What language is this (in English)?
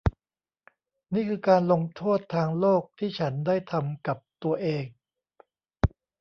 Thai